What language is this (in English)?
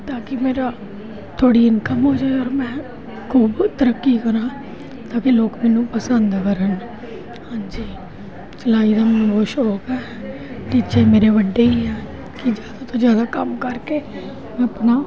Punjabi